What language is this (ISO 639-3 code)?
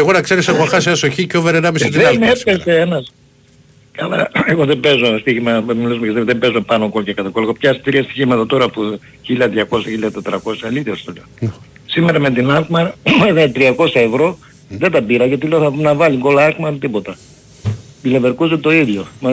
ell